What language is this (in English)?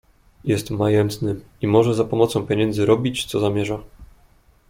Polish